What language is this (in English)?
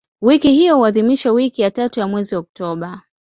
Swahili